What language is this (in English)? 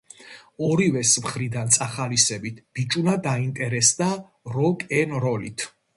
Georgian